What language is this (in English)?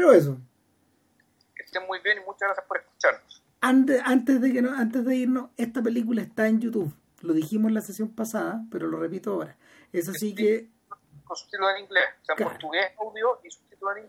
Spanish